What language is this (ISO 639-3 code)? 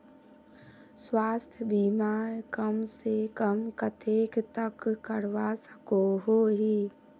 mag